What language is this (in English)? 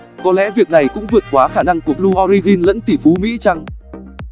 Vietnamese